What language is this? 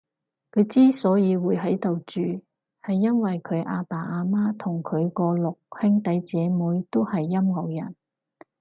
Cantonese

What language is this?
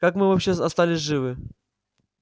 Russian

